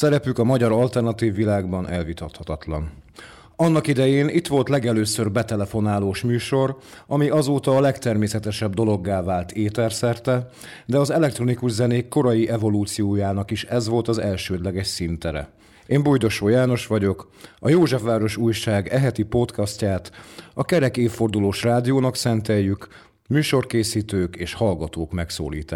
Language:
Hungarian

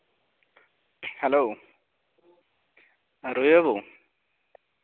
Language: Santali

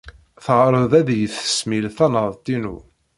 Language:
Kabyle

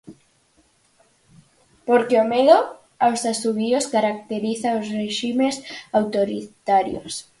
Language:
Galician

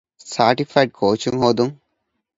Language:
Divehi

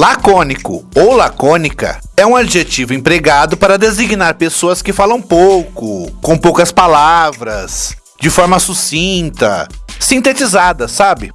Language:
Portuguese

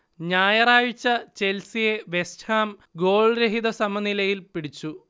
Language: Malayalam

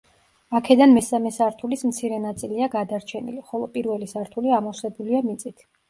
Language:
Georgian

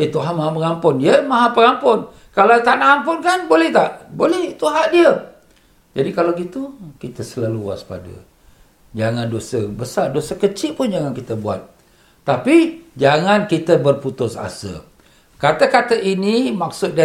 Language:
Malay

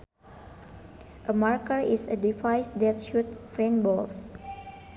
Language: Sundanese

